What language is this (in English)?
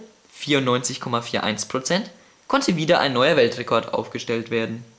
German